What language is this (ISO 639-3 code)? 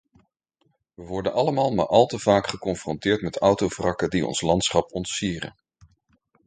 nld